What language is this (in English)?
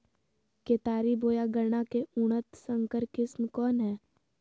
Magahi